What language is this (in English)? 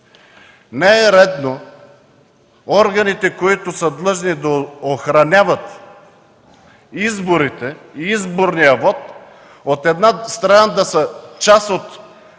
Bulgarian